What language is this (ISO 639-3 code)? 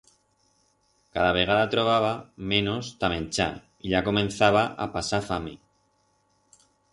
arg